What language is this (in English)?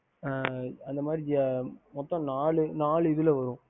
Tamil